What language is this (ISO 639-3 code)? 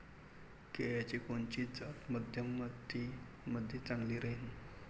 mar